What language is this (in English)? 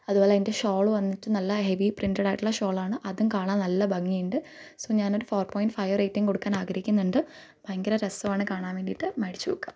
Malayalam